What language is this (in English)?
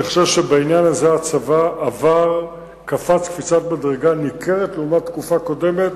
Hebrew